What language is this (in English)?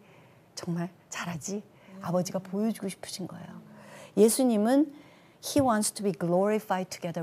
Korean